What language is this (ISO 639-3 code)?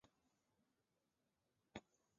zho